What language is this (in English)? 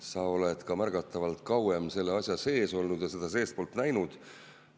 Estonian